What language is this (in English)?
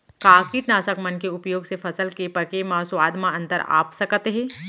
Chhattisgarhi